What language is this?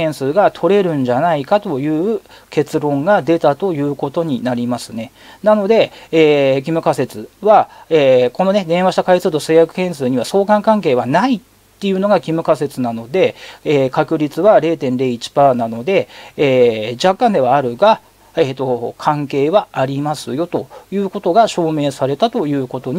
Japanese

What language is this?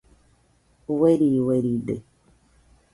Nüpode Huitoto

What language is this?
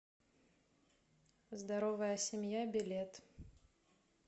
Russian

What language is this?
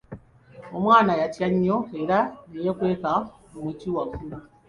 Ganda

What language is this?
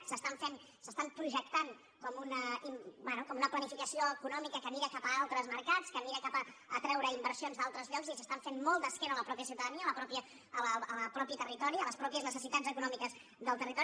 Catalan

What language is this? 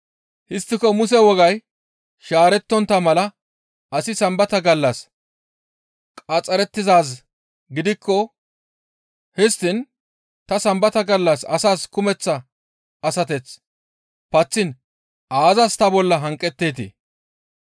Gamo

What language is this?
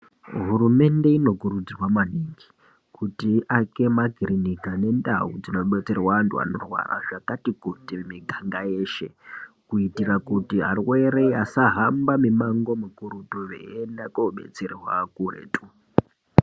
Ndau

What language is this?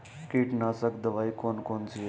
Hindi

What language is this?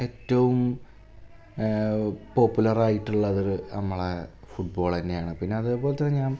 Malayalam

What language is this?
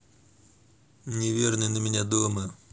Russian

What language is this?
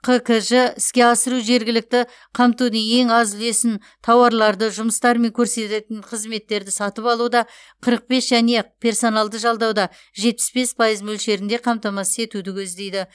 Kazakh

